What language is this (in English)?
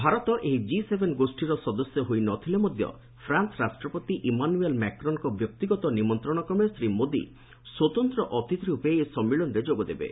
Odia